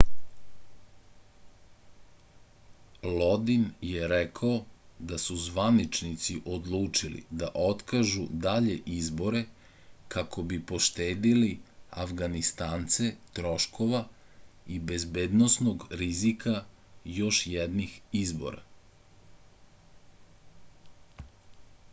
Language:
Serbian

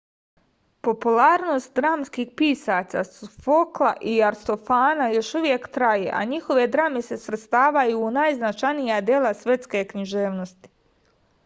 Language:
Serbian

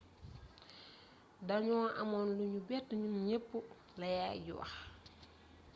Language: Wolof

